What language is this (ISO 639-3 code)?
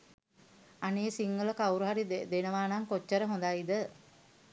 sin